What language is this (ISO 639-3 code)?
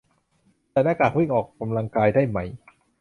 tha